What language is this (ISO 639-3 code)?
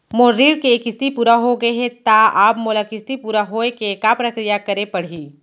hne